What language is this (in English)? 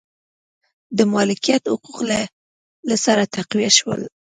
Pashto